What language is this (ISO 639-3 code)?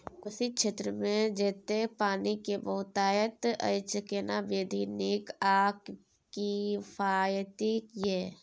mai